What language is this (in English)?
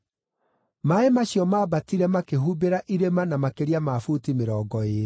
Kikuyu